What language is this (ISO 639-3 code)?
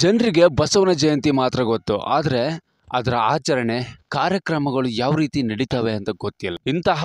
kan